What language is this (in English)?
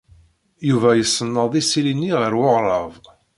Kabyle